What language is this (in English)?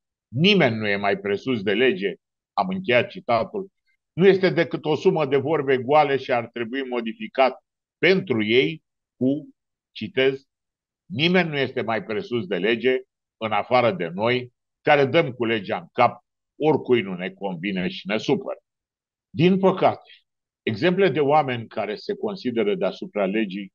Romanian